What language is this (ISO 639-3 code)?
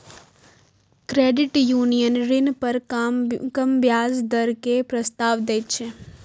mai